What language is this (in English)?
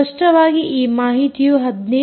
Kannada